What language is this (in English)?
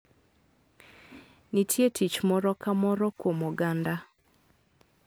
Luo (Kenya and Tanzania)